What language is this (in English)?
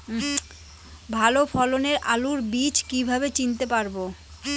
Bangla